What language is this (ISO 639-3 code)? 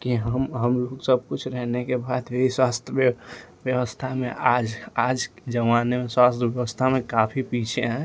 hin